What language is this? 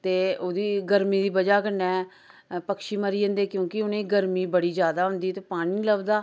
Dogri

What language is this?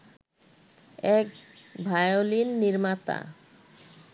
Bangla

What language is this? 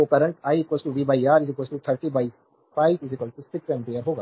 Hindi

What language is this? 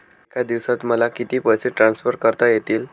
Marathi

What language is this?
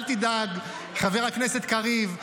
Hebrew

